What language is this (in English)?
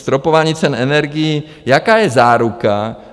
Czech